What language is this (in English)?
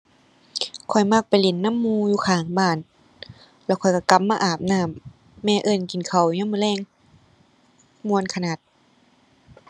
Thai